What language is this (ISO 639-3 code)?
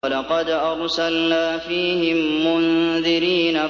ara